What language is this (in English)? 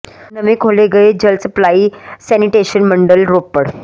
Punjabi